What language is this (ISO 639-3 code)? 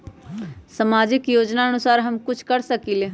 mag